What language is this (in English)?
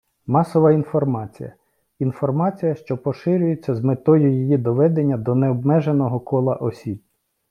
Ukrainian